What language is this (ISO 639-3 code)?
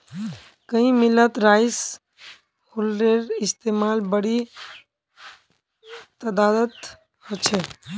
mag